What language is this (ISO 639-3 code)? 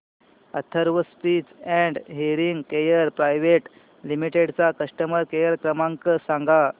mar